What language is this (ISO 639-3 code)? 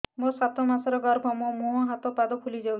ori